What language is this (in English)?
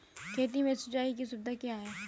Hindi